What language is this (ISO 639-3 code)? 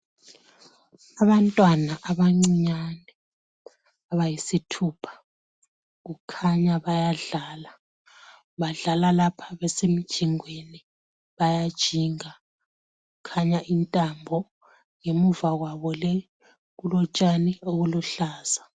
nde